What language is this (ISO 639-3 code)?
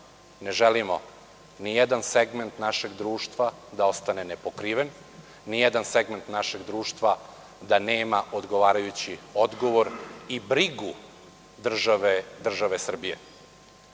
srp